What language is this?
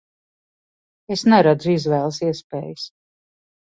Latvian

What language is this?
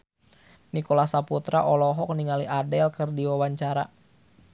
Sundanese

